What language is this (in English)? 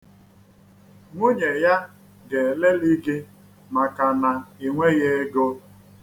Igbo